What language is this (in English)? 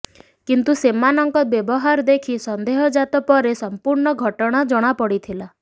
Odia